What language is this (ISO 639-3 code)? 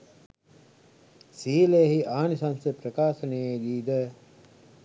sin